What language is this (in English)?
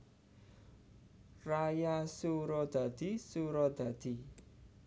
Javanese